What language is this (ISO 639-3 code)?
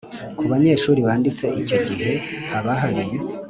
kin